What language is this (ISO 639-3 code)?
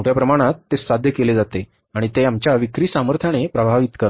mar